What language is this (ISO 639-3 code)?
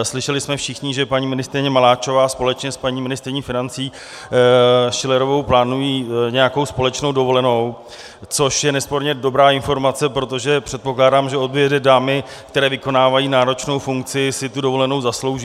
ces